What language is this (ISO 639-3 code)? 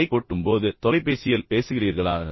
tam